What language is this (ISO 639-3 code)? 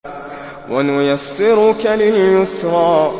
ara